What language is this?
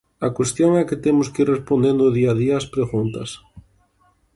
Galician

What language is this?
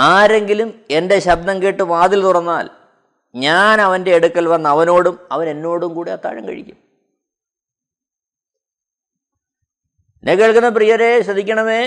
Malayalam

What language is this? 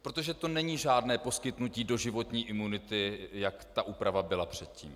Czech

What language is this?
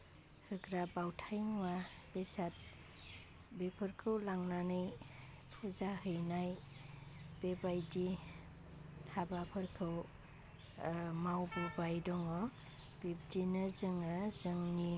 Bodo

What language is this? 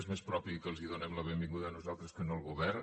Catalan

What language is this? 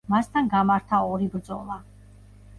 Georgian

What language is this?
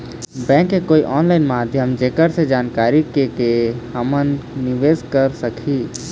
Chhattisgarhi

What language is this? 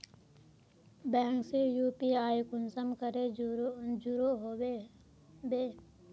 Magahi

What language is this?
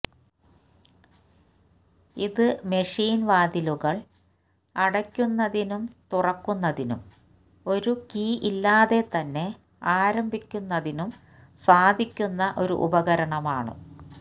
Malayalam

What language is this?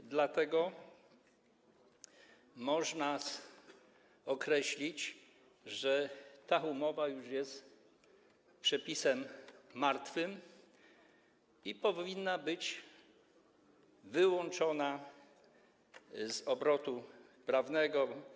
Polish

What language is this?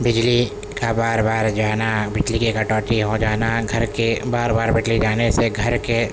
Urdu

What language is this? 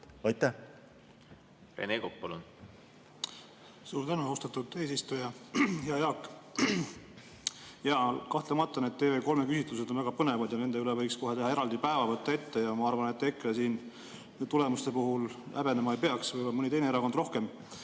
Estonian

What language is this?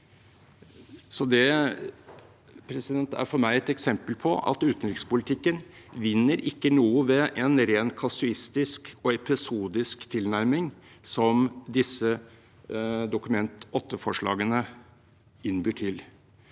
Norwegian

